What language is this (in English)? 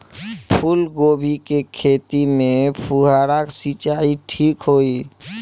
Bhojpuri